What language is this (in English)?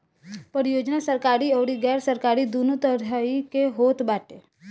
Bhojpuri